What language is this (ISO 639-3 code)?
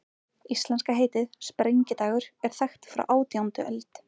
isl